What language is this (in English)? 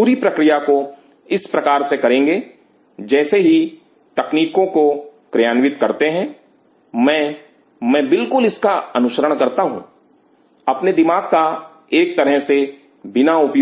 Hindi